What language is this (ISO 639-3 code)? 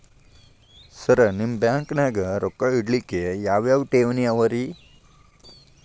kan